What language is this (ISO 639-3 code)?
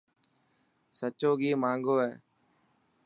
mki